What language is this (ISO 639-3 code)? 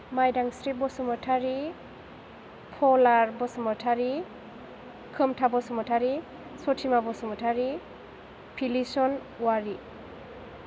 brx